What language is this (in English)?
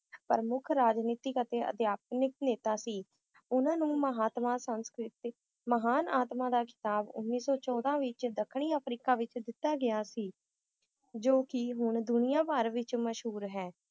Punjabi